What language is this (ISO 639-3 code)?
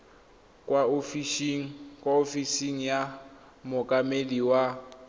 tsn